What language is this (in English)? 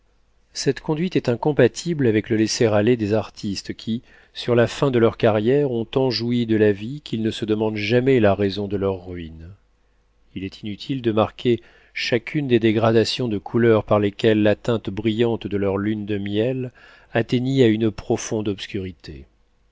French